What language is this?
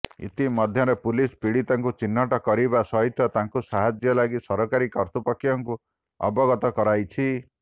Odia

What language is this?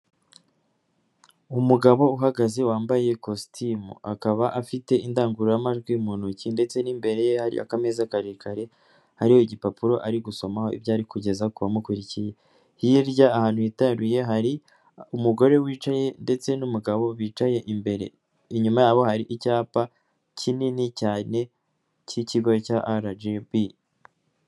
Kinyarwanda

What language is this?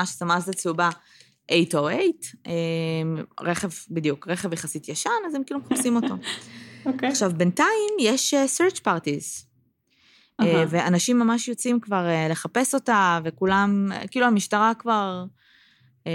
Hebrew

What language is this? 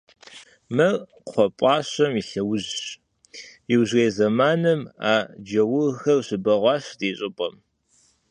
Kabardian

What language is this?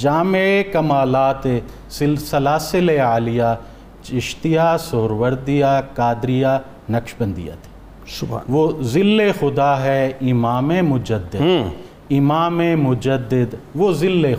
Urdu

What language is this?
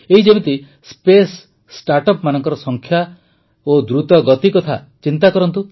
Odia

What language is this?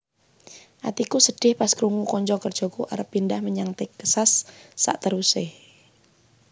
Javanese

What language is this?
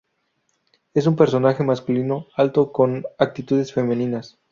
Spanish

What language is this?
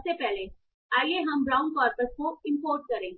Hindi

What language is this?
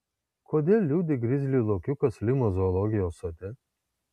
Lithuanian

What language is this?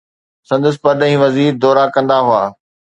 Sindhi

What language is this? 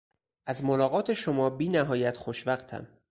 Persian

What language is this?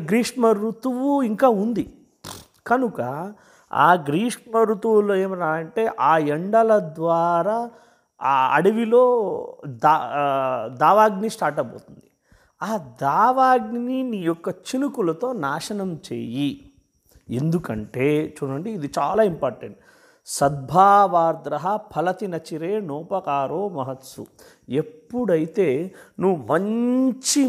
Telugu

